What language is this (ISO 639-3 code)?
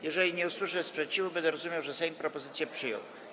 pol